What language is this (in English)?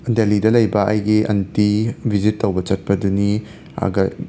Manipuri